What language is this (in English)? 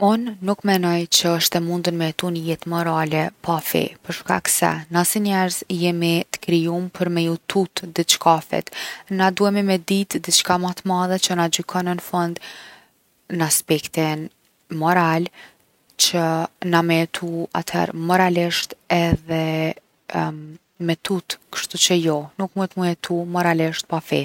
Gheg Albanian